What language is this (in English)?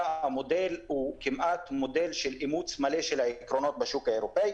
Hebrew